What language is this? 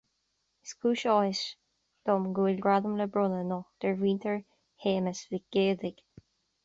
Irish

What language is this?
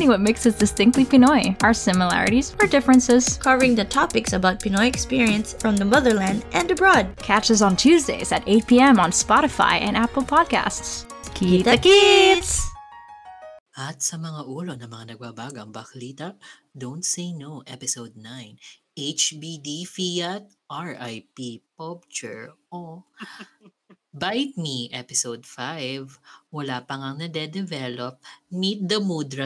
Filipino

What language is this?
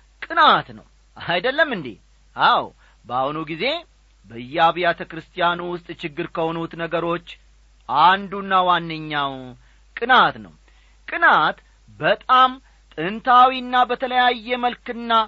Amharic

